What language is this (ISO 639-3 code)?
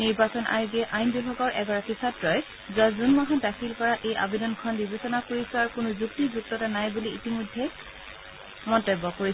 asm